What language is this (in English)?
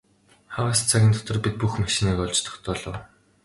Mongolian